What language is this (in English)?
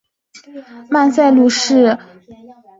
Chinese